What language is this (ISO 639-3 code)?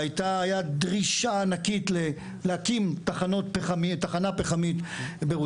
heb